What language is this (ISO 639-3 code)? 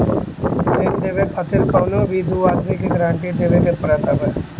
bho